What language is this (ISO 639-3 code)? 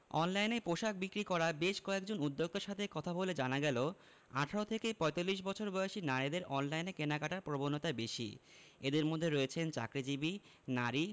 ben